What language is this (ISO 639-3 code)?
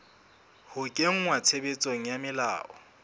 sot